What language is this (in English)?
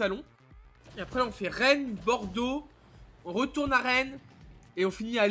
French